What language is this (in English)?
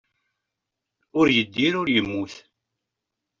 Kabyle